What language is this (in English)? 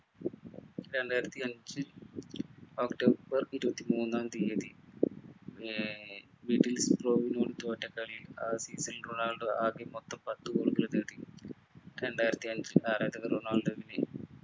Malayalam